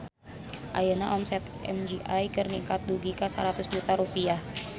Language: Sundanese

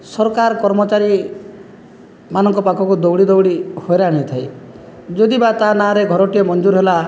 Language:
Odia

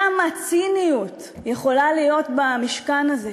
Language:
Hebrew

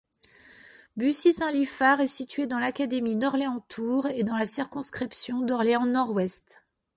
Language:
French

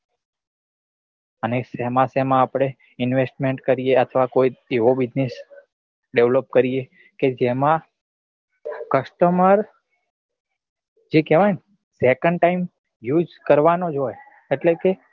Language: Gujarati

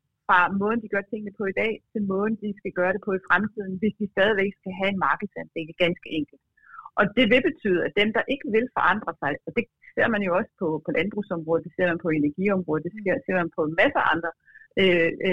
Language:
Danish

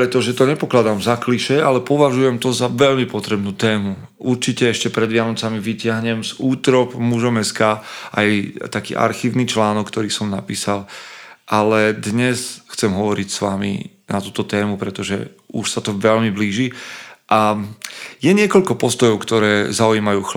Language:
Slovak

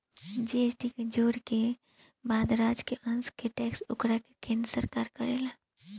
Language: Bhojpuri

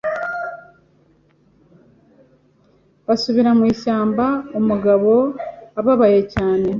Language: Kinyarwanda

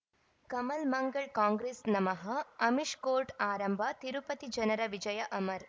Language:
Kannada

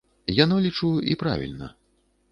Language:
Belarusian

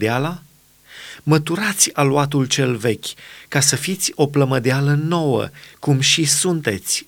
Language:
Romanian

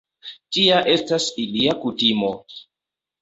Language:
Esperanto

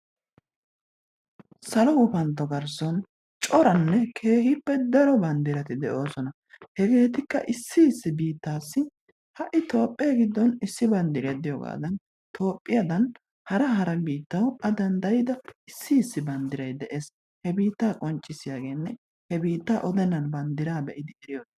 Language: Wolaytta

